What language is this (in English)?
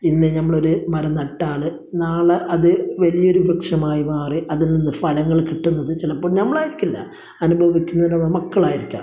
Malayalam